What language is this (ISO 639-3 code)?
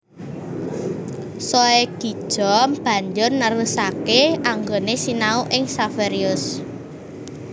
jav